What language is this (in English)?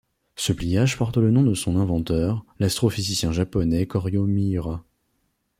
French